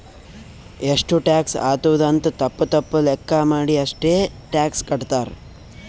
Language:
Kannada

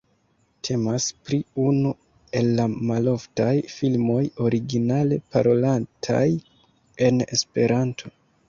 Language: Esperanto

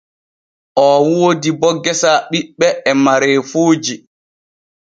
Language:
Borgu Fulfulde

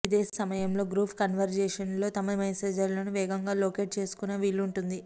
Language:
Telugu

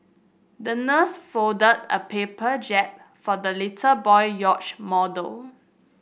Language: English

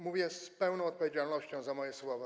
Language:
Polish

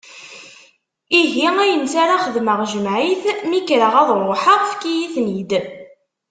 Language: Kabyle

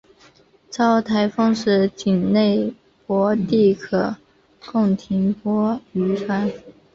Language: Chinese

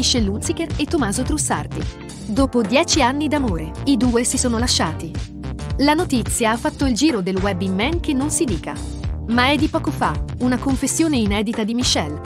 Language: Italian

